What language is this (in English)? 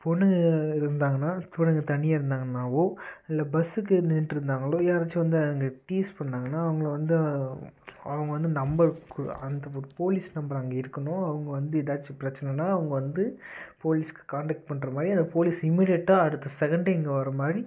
Tamil